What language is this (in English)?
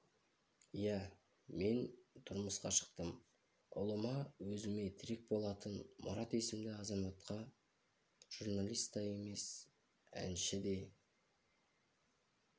Kazakh